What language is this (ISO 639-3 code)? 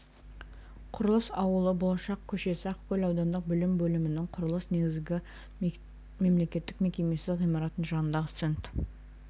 kaz